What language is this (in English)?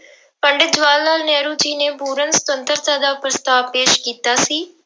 Punjabi